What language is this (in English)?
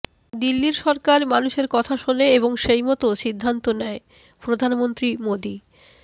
Bangla